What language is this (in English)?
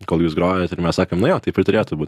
Lithuanian